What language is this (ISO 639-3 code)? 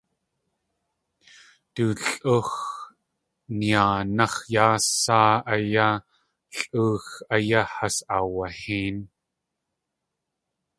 tli